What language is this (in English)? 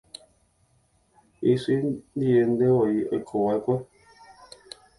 Guarani